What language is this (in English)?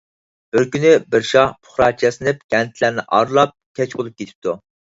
Uyghur